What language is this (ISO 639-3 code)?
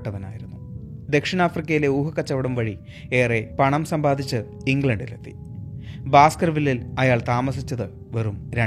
mal